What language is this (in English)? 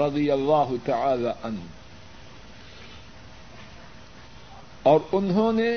Urdu